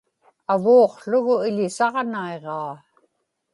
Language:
Inupiaq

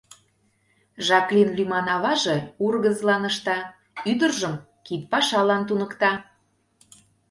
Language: Mari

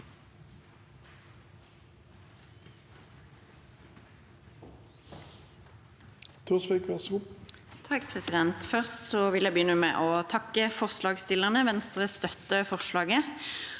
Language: Norwegian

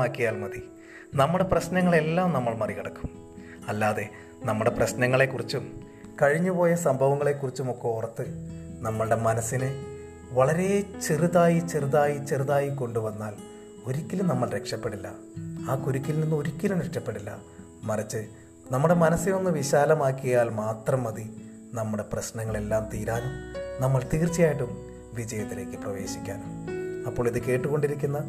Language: Malayalam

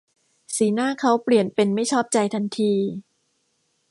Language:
Thai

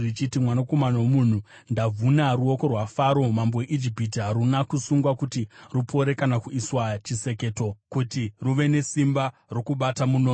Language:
Shona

